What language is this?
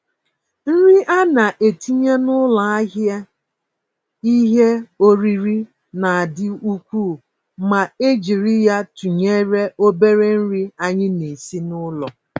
Igbo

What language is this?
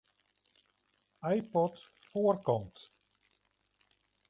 Western Frisian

